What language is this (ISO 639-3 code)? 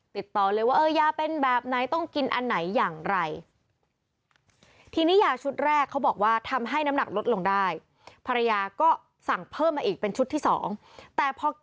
tha